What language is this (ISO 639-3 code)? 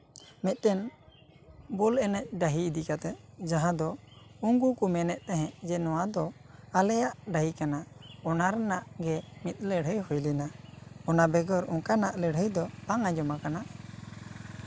sat